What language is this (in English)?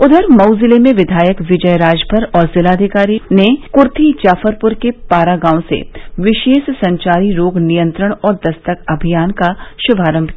Hindi